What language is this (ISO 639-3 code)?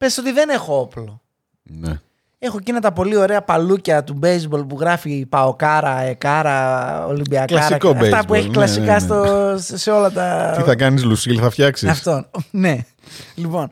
ell